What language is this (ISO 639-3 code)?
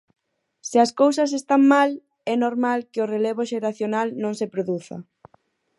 glg